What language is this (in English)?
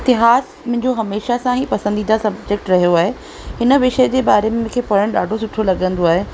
Sindhi